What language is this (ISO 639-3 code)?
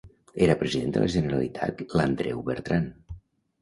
cat